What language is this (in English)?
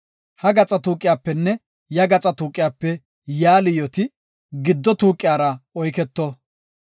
Gofa